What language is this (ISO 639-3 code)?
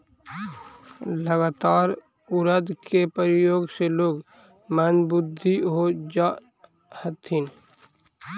mag